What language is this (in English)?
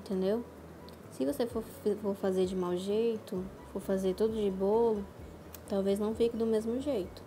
Portuguese